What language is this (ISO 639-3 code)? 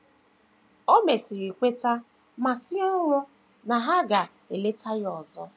ibo